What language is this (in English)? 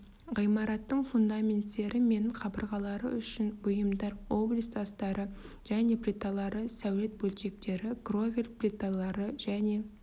Kazakh